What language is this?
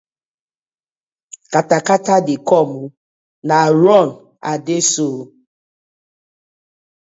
Nigerian Pidgin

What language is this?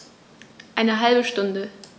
German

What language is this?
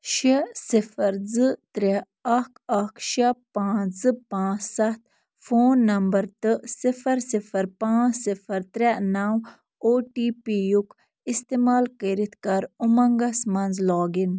Kashmiri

